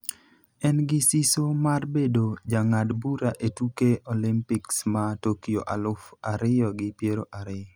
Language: Luo (Kenya and Tanzania)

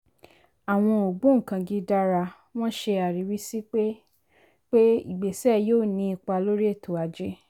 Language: Yoruba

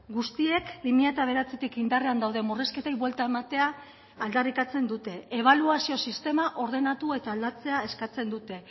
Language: Basque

